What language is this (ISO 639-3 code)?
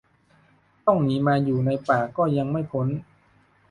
tha